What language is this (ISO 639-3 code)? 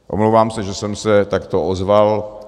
ces